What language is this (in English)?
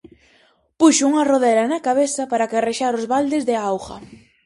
Galician